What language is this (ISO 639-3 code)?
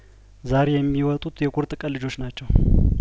amh